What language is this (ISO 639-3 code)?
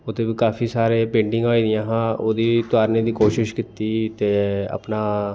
doi